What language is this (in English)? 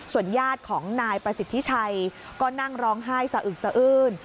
Thai